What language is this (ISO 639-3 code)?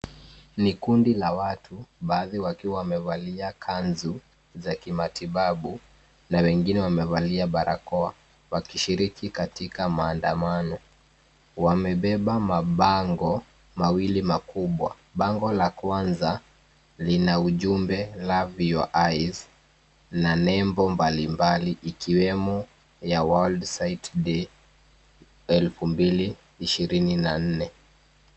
swa